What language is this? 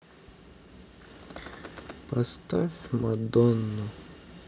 Russian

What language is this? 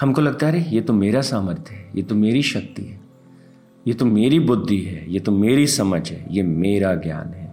Hindi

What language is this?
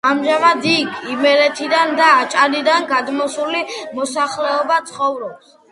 Georgian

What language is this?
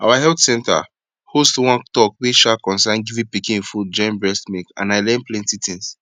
Nigerian Pidgin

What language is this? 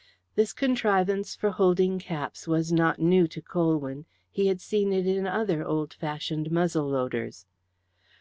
English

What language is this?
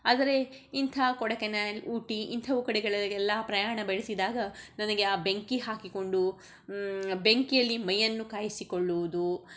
Kannada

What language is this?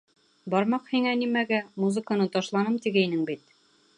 Bashkir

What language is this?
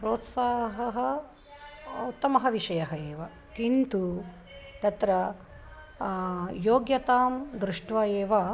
Sanskrit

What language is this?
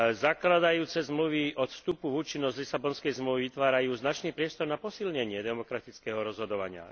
Slovak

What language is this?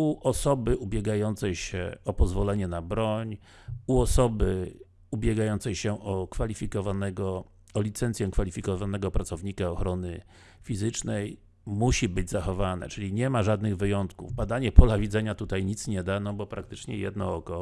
Polish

